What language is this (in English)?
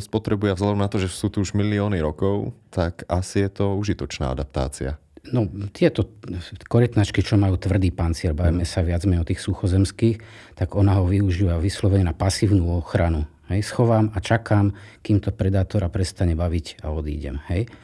Slovak